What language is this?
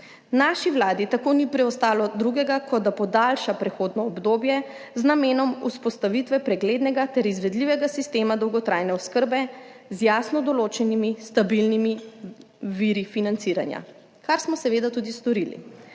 Slovenian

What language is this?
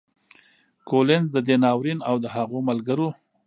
Pashto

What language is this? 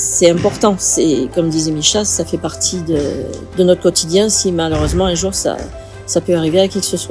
French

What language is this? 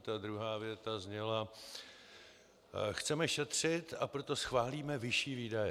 Czech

